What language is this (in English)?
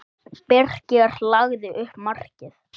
Icelandic